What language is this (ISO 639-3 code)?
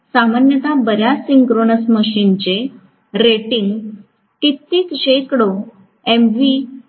mar